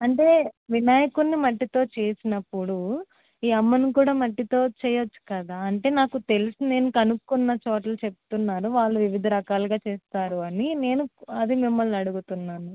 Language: Telugu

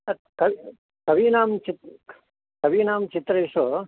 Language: Sanskrit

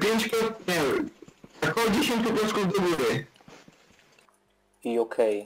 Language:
Polish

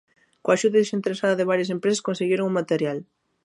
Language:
Galician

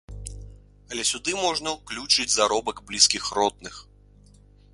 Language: Belarusian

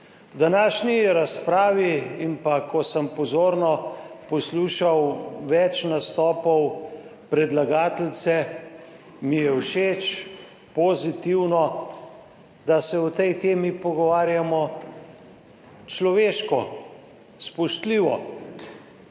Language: Slovenian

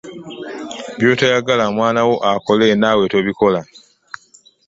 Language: Ganda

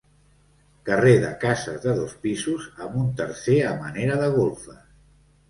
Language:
Catalan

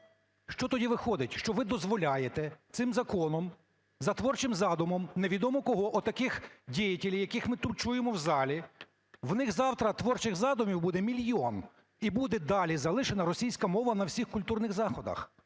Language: Ukrainian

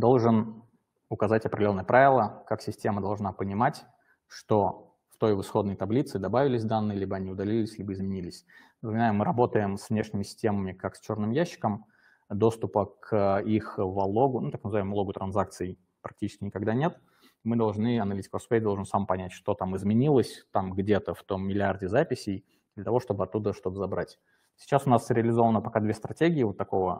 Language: Russian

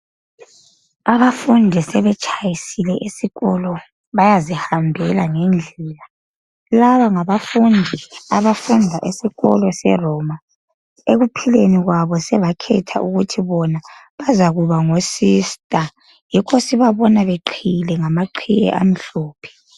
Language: North Ndebele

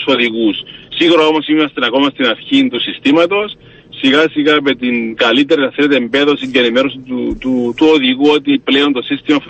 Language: Greek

